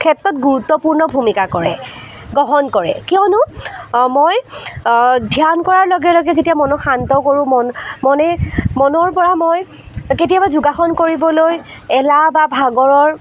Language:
Assamese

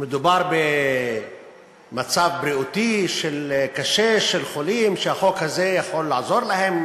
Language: Hebrew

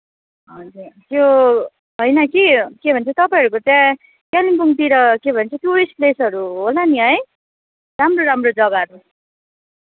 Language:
Nepali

